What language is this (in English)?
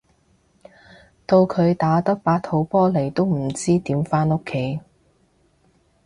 Cantonese